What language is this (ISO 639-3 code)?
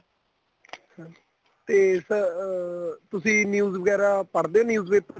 pan